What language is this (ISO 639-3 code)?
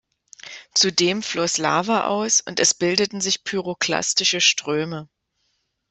deu